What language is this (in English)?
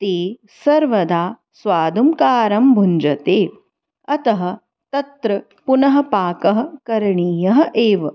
Sanskrit